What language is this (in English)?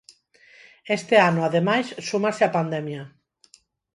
Galician